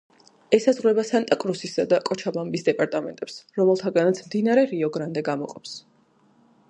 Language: Georgian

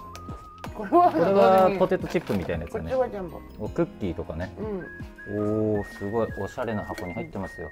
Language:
Japanese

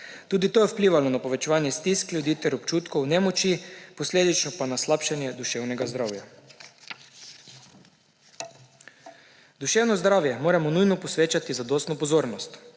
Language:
Slovenian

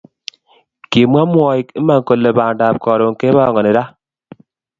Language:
Kalenjin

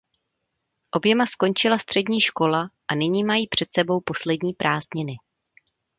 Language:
Czech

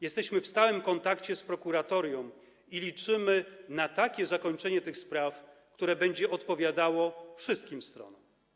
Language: Polish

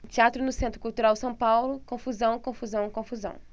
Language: Portuguese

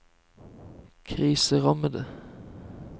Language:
Norwegian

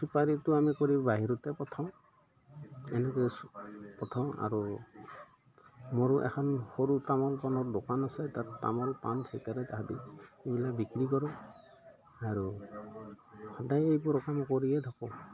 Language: Assamese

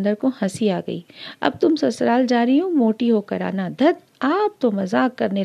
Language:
Hindi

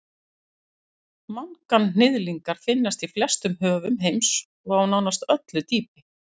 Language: Icelandic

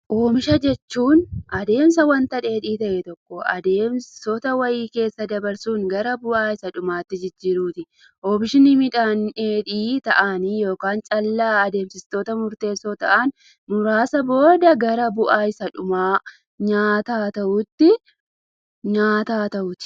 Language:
Oromo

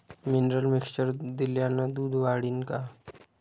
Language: Marathi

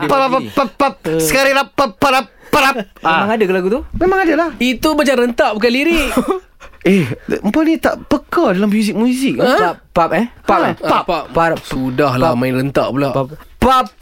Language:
Malay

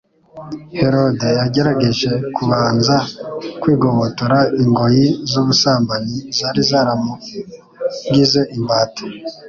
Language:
Kinyarwanda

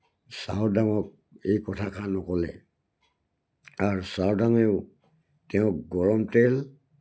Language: Assamese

